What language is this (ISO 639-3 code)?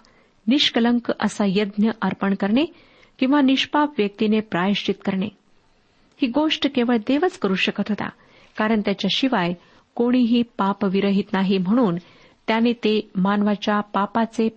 mar